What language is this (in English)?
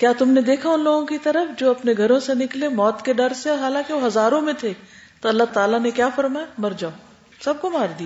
Urdu